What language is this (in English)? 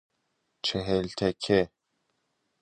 Persian